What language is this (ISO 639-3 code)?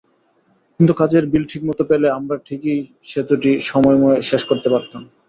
ben